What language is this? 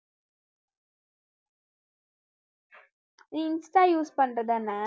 Tamil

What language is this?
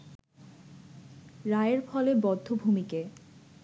Bangla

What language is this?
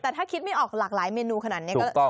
Thai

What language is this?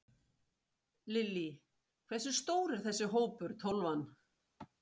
Icelandic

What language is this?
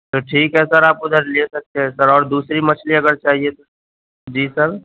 Urdu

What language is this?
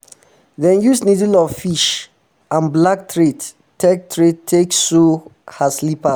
Nigerian Pidgin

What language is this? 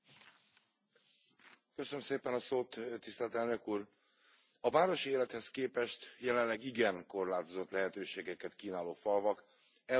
Hungarian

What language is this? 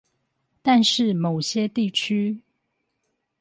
Chinese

